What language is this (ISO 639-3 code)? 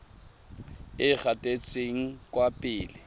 tsn